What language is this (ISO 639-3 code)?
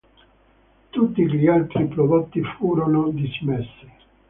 ita